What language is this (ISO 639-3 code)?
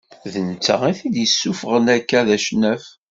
kab